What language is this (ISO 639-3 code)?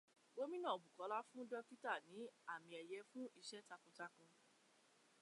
yor